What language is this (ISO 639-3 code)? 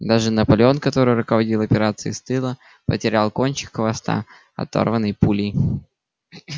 rus